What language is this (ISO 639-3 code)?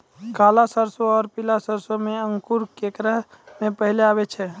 mai